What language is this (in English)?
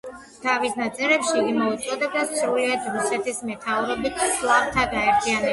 Georgian